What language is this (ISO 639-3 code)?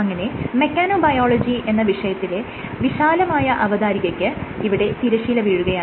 mal